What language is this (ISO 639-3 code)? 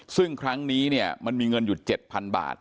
tha